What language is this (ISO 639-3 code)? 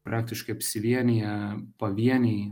lit